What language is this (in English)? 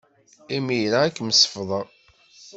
Kabyle